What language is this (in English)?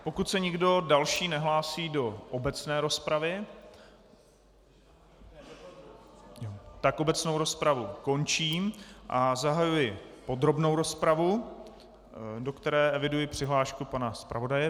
Czech